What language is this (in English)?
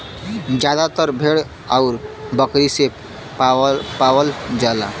Bhojpuri